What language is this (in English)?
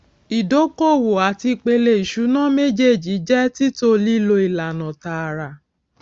Yoruba